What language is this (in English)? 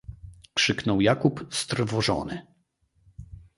Polish